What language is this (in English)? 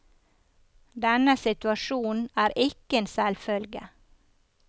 Norwegian